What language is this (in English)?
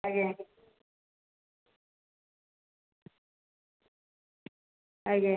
Odia